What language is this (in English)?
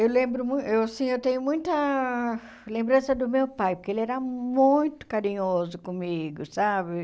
Portuguese